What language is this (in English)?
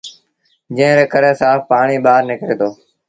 Sindhi Bhil